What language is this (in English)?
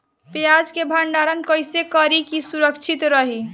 Bhojpuri